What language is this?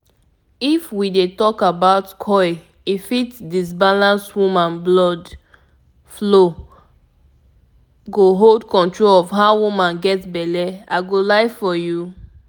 Nigerian Pidgin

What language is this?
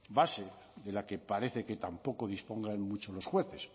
Spanish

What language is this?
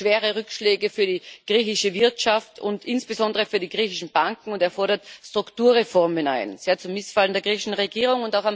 German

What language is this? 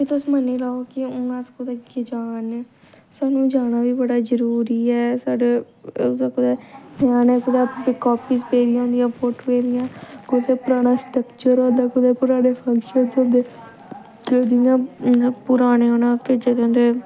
Dogri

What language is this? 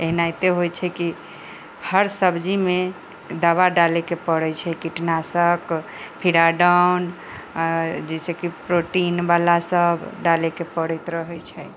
Maithili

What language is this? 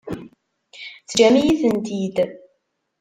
Kabyle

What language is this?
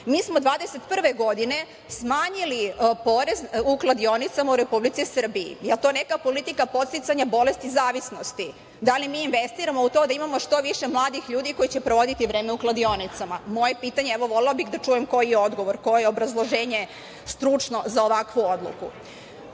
Serbian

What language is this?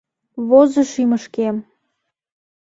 Mari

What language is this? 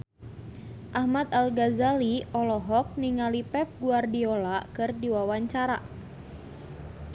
Sundanese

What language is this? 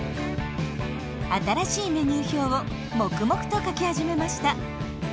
Japanese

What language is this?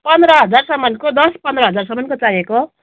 Nepali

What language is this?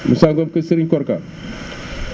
Wolof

